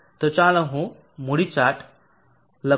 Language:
Gujarati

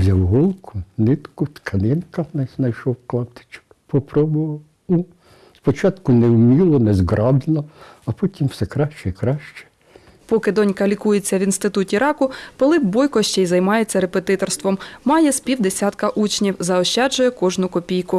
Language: Ukrainian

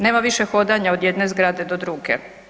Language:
Croatian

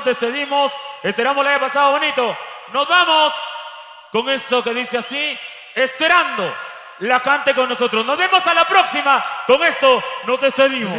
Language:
Spanish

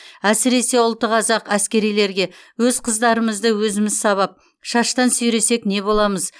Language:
Kazakh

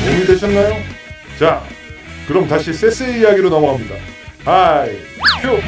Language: Korean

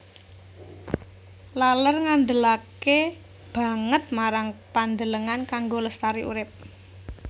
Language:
Javanese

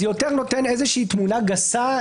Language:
Hebrew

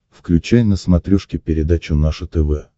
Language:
Russian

